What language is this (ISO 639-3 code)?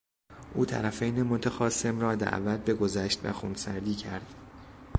fas